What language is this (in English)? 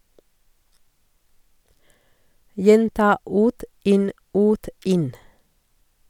Norwegian